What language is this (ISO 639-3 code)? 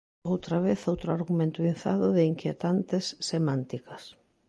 glg